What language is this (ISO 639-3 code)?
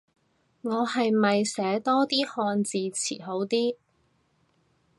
yue